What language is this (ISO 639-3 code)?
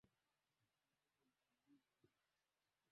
swa